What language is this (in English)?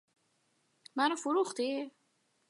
Persian